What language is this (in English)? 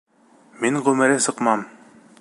Bashkir